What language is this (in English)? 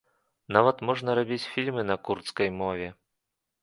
Belarusian